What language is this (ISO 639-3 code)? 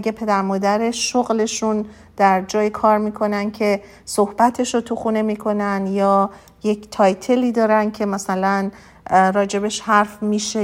fas